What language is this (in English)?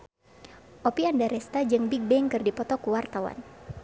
Sundanese